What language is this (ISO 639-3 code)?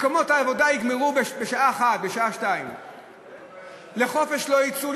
heb